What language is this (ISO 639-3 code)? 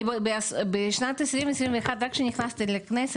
heb